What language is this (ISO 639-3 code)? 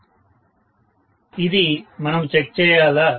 tel